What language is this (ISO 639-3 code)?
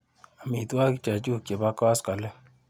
kln